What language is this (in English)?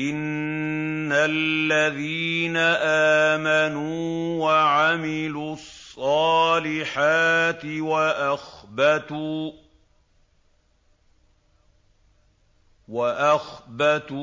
Arabic